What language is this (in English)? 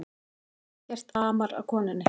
Icelandic